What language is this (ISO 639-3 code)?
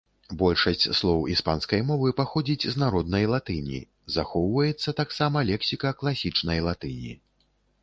bel